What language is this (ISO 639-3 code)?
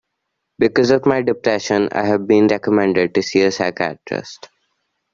eng